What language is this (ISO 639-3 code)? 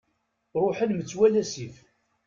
kab